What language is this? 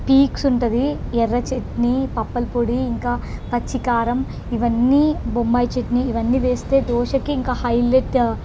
Telugu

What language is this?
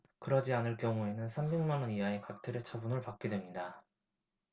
Korean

